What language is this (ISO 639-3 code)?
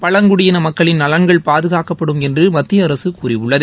tam